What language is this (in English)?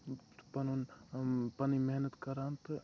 Kashmiri